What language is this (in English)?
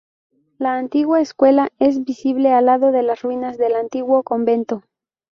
Spanish